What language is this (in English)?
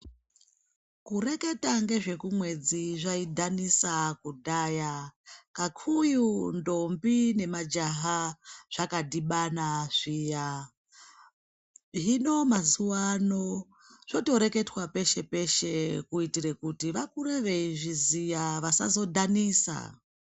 Ndau